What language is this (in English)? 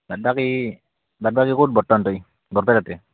Assamese